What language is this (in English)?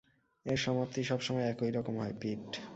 Bangla